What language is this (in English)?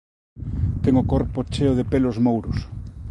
Galician